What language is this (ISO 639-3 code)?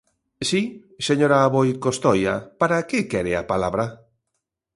glg